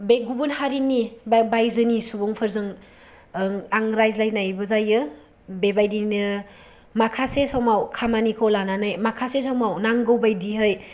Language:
Bodo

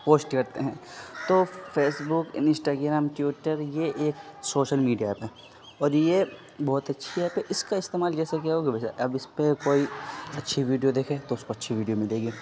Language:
Urdu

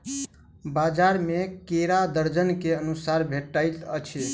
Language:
Maithili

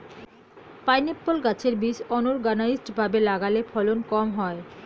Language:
Bangla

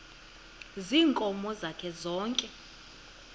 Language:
Xhosa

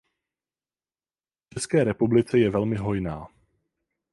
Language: Czech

